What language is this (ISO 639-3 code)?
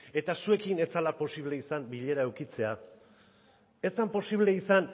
eus